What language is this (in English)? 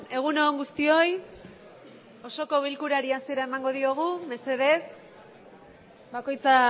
Basque